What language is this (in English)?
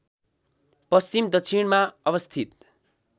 Nepali